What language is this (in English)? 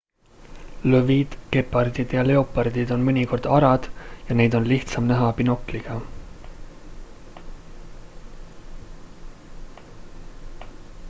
Estonian